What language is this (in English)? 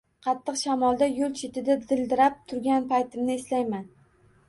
Uzbek